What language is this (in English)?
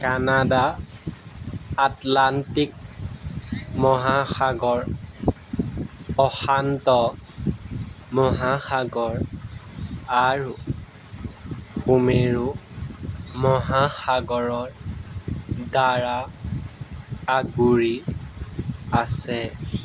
Assamese